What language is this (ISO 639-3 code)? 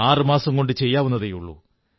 mal